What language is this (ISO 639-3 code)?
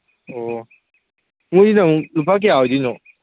mni